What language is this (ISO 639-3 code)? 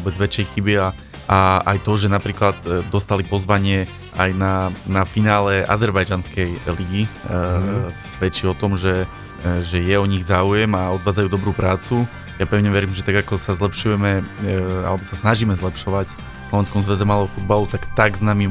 slk